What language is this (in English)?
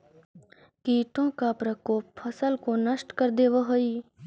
Magahi